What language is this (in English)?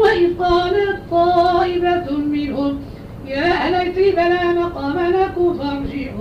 Arabic